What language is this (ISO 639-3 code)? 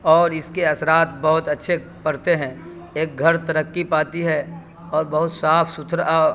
urd